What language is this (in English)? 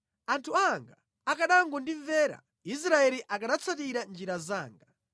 Nyanja